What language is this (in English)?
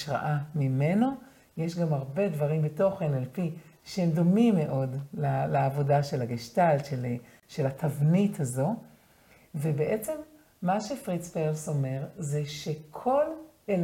Hebrew